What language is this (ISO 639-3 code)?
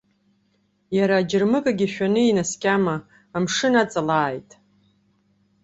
abk